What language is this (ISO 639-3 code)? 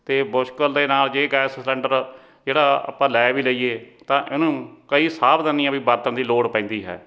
pan